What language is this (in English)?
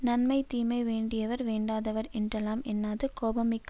Tamil